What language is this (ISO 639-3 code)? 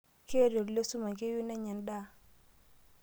mas